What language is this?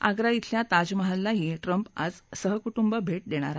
Marathi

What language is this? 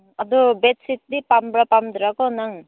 Manipuri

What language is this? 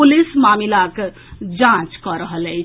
Maithili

